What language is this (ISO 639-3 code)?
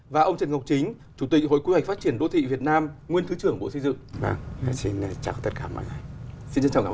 vie